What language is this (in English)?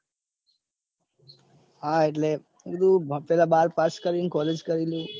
Gujarati